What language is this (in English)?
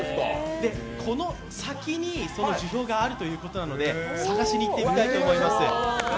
Japanese